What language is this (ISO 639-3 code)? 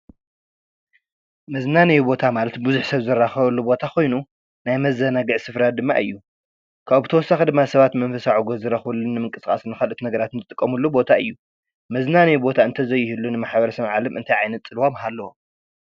tir